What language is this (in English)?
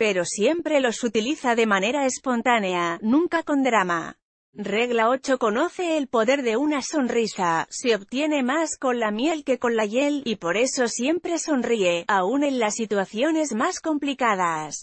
Spanish